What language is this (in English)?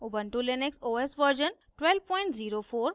Hindi